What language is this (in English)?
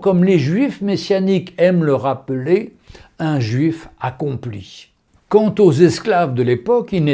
French